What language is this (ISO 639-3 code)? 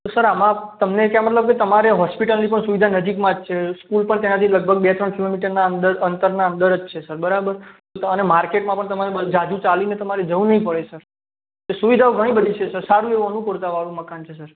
guj